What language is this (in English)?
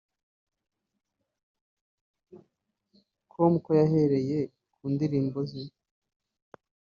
Kinyarwanda